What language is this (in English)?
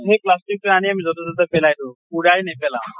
Assamese